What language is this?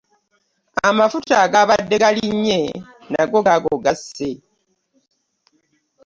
Ganda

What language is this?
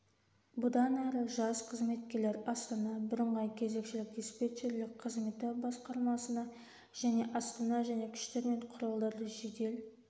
Kazakh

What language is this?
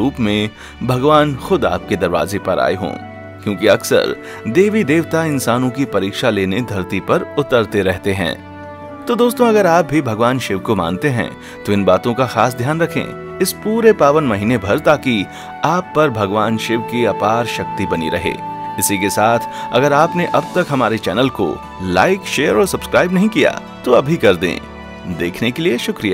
Hindi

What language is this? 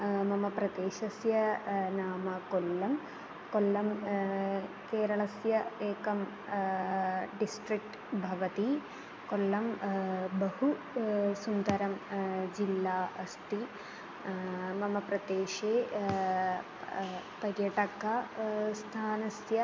Sanskrit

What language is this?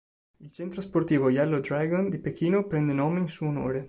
Italian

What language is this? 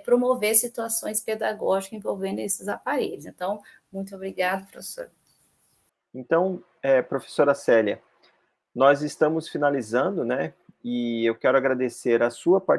Portuguese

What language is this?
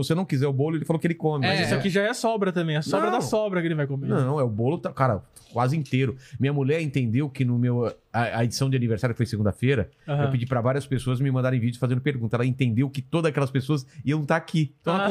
Portuguese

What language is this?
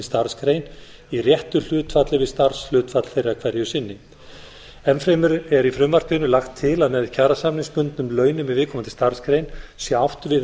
Icelandic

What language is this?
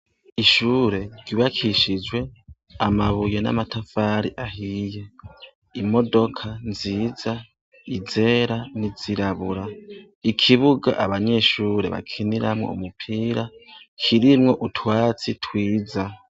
Rundi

